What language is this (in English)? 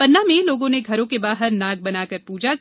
Hindi